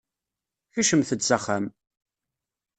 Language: Kabyle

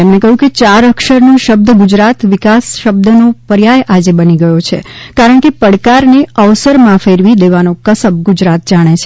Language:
Gujarati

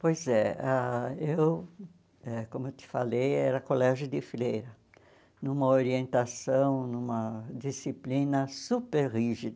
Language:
Portuguese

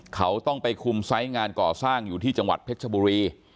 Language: Thai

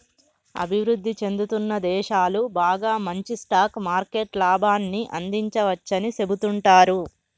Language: Telugu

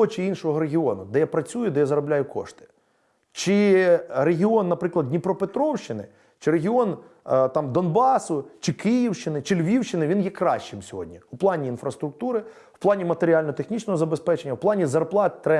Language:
Ukrainian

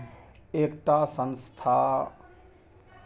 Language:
Maithili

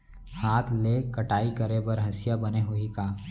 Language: Chhattisgarhi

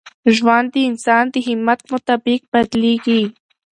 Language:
Pashto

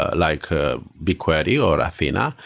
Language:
English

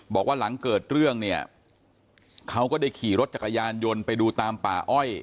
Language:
Thai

